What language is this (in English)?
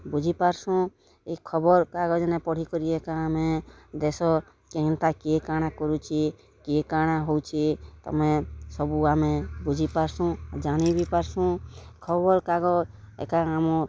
Odia